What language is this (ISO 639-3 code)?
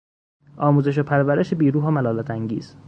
fas